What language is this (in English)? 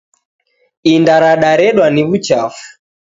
Taita